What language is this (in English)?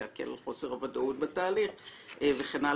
Hebrew